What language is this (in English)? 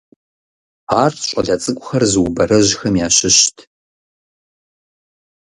Kabardian